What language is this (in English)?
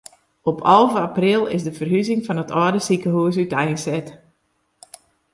Western Frisian